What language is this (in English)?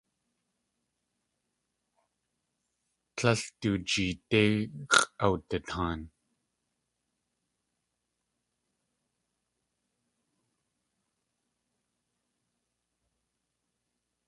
Tlingit